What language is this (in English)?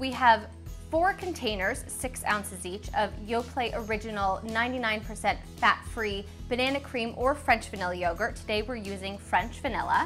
English